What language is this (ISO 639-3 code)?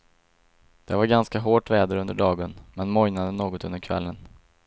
swe